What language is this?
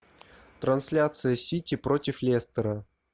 Russian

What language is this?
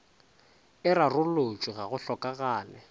Northern Sotho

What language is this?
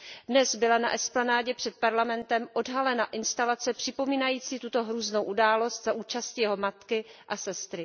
Czech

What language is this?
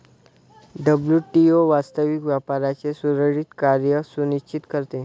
Marathi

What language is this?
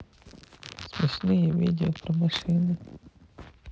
Russian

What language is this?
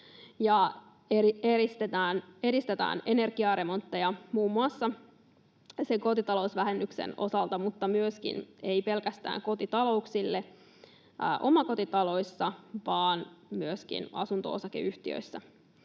Finnish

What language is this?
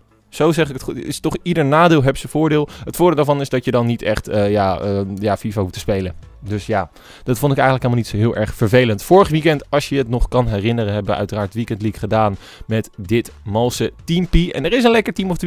Dutch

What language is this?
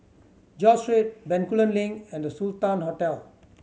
English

